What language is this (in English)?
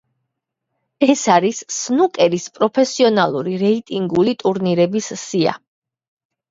Georgian